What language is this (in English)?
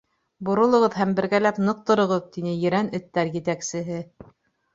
Bashkir